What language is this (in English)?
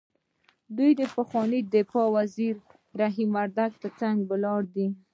Pashto